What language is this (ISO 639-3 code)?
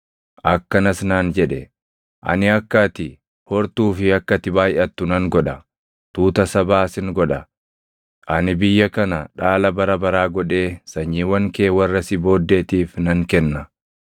orm